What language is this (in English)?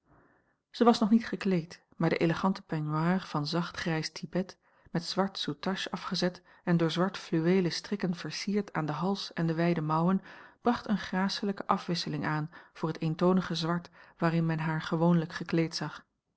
Dutch